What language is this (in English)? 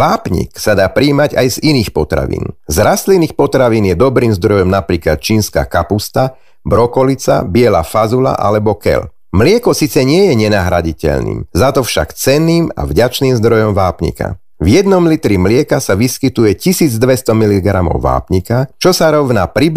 Slovak